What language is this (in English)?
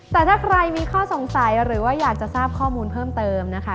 Thai